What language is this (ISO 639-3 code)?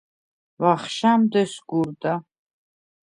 sva